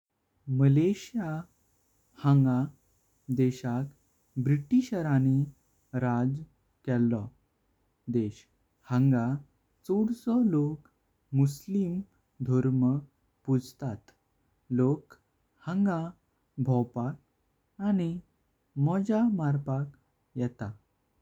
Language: Konkani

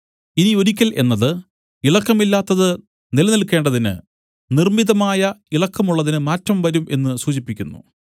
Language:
Malayalam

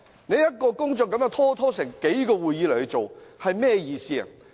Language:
Cantonese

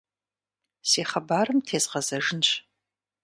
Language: Kabardian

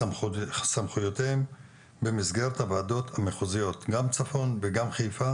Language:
Hebrew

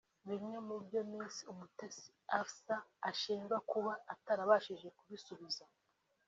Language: Kinyarwanda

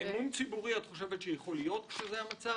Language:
Hebrew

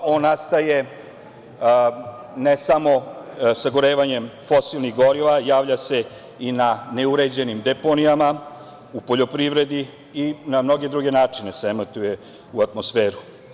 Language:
Serbian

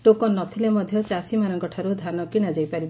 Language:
Odia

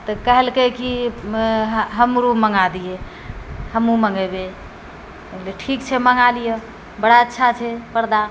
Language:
Maithili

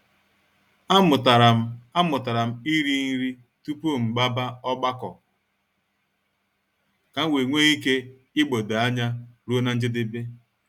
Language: Igbo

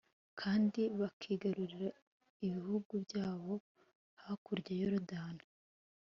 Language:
Kinyarwanda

